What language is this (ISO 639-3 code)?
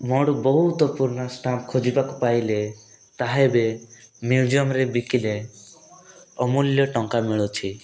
ori